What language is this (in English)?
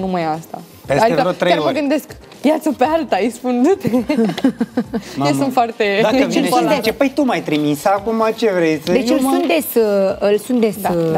Romanian